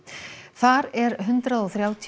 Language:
Icelandic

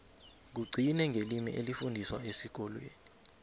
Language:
South Ndebele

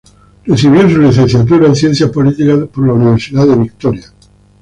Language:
Spanish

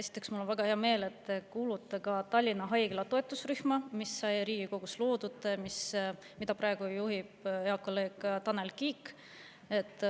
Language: Estonian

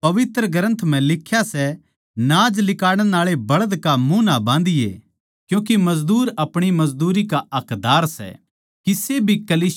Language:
Haryanvi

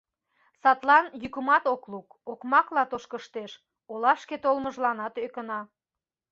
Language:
Mari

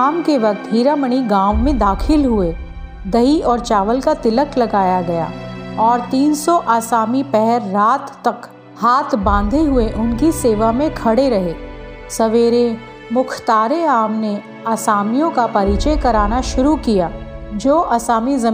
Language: Hindi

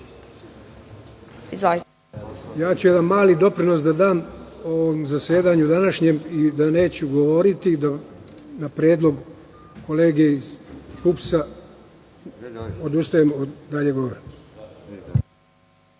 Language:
Serbian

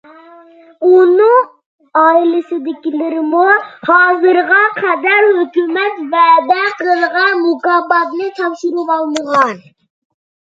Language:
Uyghur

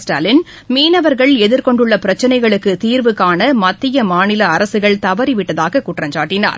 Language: Tamil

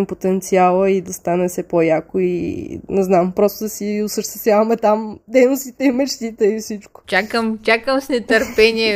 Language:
Bulgarian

